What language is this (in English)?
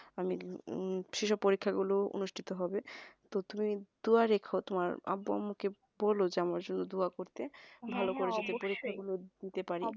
Bangla